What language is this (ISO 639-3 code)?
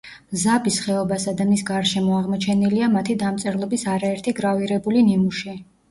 kat